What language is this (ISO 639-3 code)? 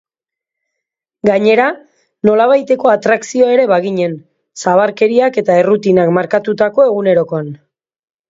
eus